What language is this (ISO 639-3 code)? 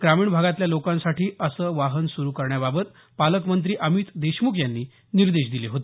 mar